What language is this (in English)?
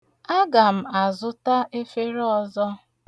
Igbo